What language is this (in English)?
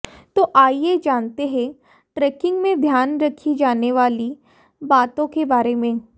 Hindi